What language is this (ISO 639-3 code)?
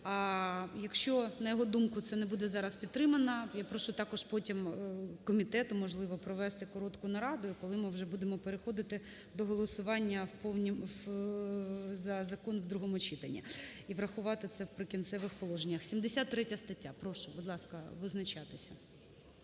ukr